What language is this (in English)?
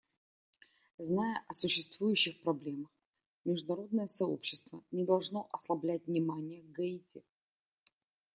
Russian